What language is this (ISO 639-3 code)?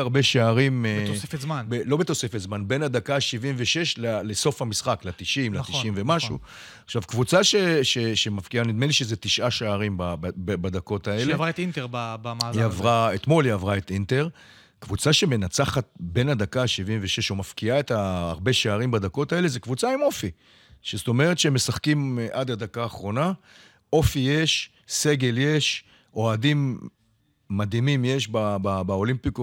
heb